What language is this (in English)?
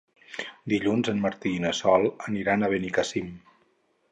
Catalan